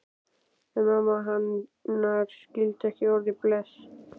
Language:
Icelandic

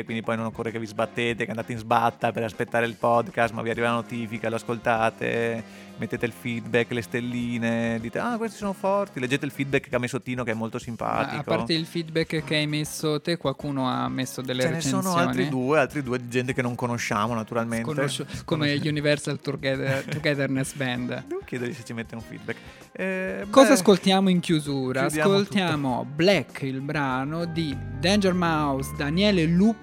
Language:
Italian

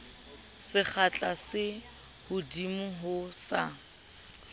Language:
Southern Sotho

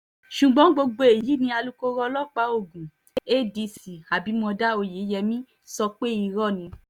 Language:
Yoruba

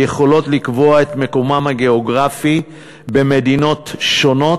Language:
Hebrew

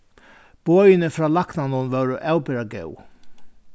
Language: Faroese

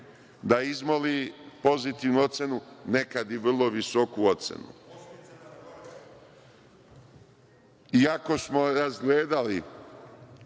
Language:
Serbian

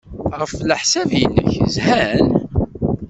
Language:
Kabyle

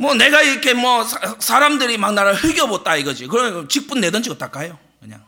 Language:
Korean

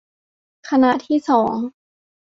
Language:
Thai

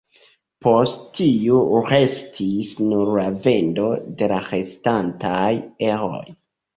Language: Esperanto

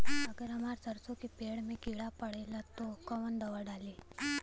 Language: Bhojpuri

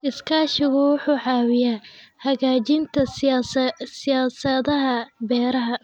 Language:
Somali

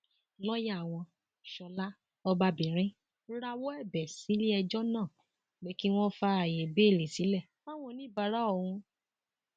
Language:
Yoruba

